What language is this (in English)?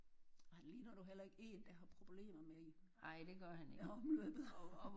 Danish